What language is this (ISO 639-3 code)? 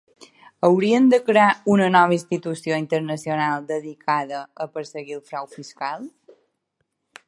cat